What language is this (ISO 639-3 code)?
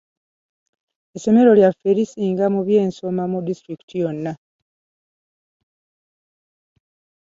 lug